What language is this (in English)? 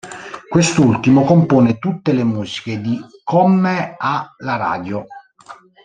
Italian